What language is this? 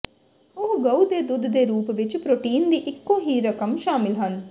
Punjabi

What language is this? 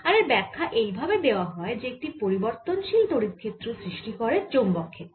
Bangla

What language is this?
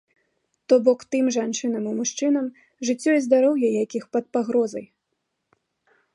Belarusian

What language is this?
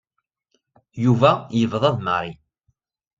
Kabyle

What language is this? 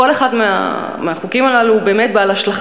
Hebrew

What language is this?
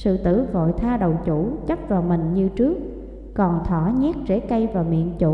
Vietnamese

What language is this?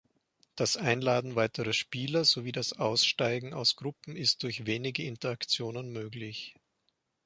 German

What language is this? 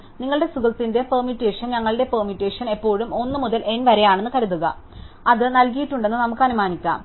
Malayalam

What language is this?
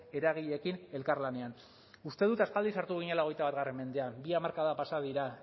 Basque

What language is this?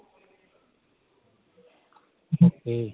Punjabi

